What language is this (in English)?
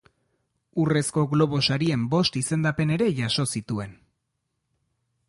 Basque